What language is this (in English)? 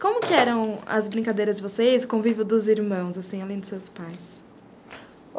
Portuguese